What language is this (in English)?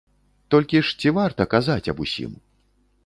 Belarusian